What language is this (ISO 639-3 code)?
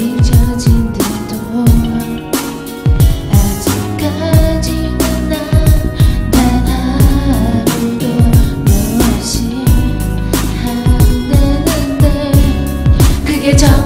kor